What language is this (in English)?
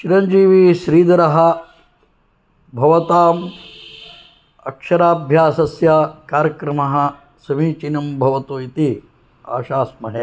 Sanskrit